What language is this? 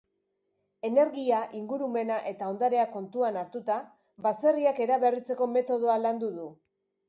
Basque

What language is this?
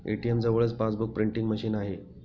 Marathi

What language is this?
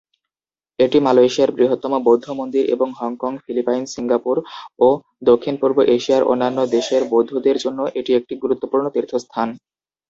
Bangla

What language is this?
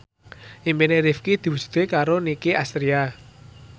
Javanese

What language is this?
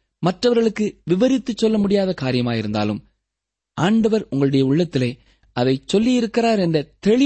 Tamil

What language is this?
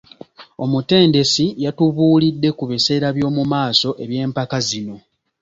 Ganda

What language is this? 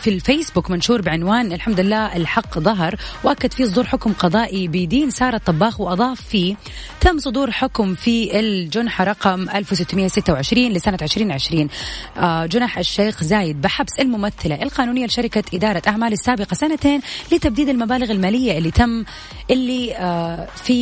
Arabic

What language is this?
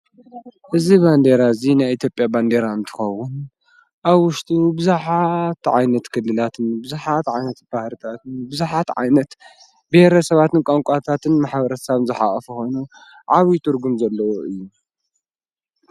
Tigrinya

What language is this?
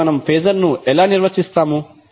Telugu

